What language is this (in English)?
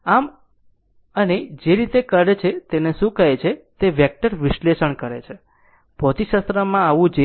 Gujarati